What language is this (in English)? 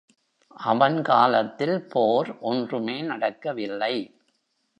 Tamil